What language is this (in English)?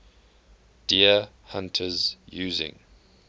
English